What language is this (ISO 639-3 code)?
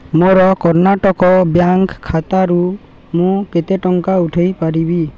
ori